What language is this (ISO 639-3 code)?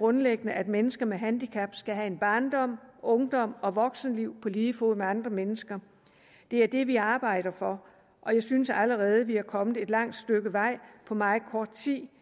dan